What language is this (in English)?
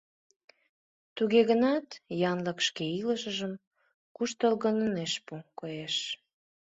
Mari